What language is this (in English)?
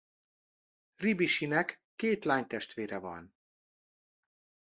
Hungarian